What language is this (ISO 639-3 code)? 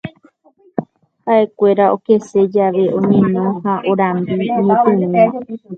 grn